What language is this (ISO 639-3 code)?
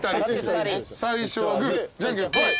jpn